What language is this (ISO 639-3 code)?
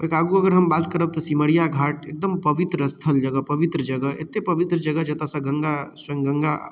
mai